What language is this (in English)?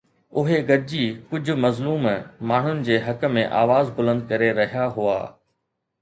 Sindhi